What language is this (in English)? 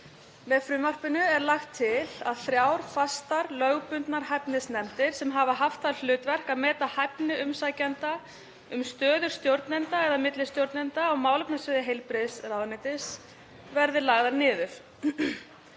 Icelandic